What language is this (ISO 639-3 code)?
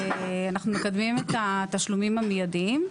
heb